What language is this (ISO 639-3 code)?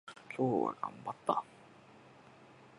jpn